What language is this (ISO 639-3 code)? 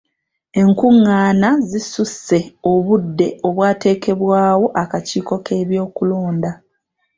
lug